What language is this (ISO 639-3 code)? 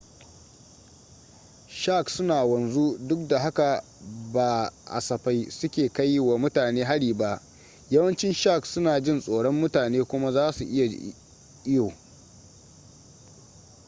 hau